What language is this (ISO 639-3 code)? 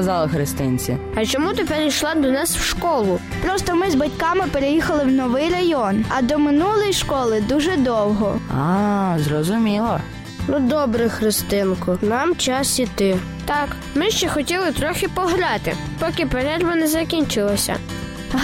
ukr